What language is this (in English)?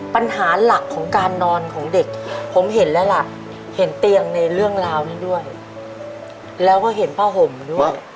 Thai